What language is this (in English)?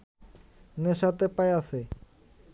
Bangla